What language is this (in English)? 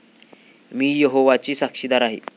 Marathi